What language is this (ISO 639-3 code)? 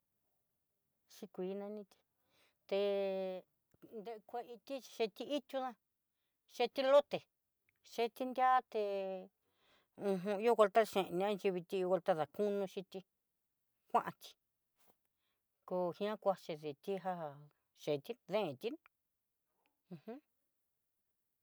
mxy